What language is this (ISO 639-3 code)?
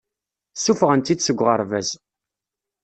kab